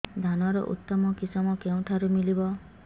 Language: Odia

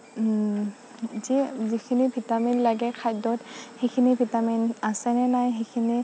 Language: Assamese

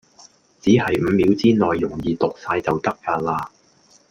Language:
Cantonese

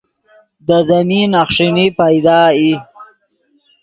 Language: Yidgha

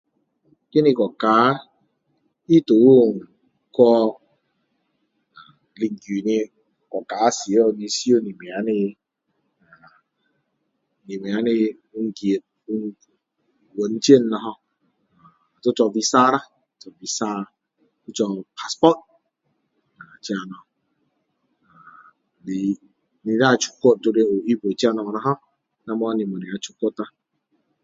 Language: Min Dong Chinese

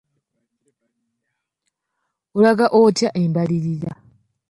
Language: Ganda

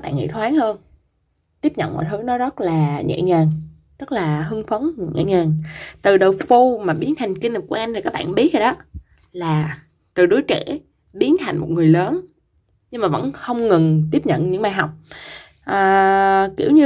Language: Vietnamese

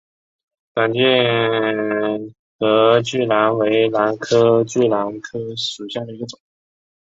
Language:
Chinese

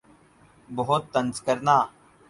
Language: Urdu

